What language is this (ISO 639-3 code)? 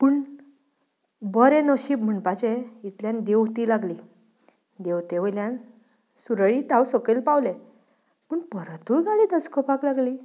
kok